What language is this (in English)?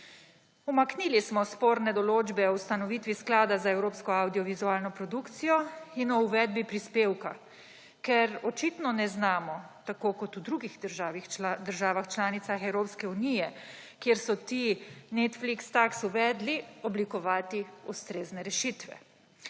Slovenian